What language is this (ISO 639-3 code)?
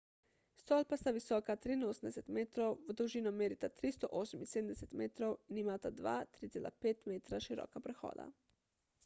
slv